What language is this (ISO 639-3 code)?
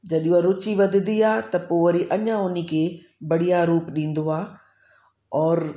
snd